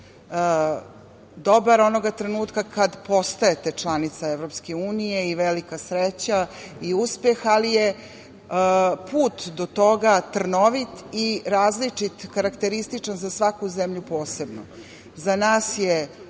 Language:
Serbian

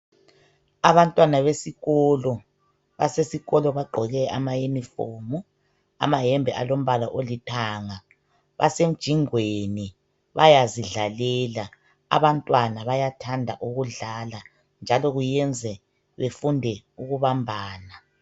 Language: North Ndebele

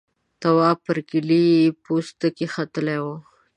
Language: Pashto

